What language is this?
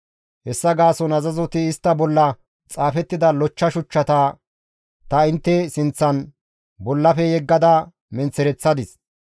Gamo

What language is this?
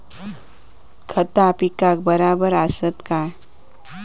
Marathi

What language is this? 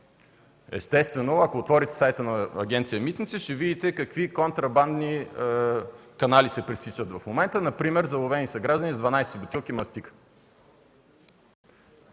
Bulgarian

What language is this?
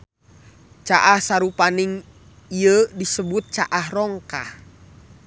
Sundanese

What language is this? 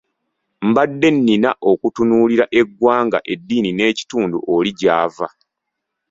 Ganda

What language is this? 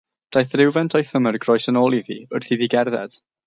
Welsh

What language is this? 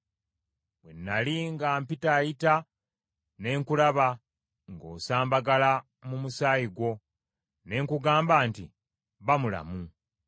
Ganda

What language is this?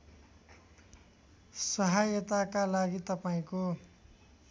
Nepali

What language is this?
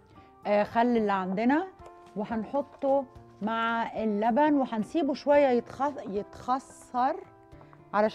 Arabic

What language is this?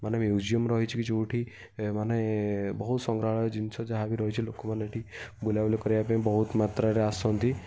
Odia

